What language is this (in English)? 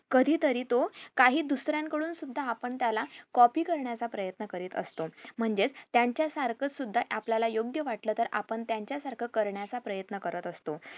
Marathi